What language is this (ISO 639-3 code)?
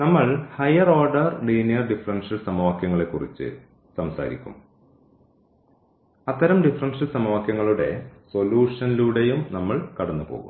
mal